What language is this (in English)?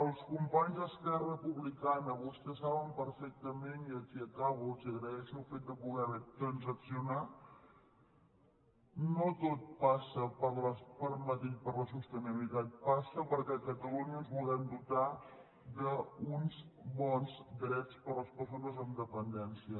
Catalan